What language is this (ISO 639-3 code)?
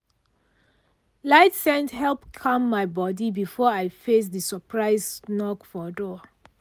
pcm